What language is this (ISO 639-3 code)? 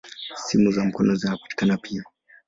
swa